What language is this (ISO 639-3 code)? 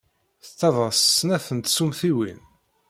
kab